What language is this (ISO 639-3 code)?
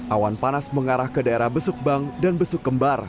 ind